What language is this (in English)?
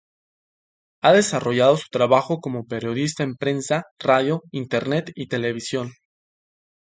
Spanish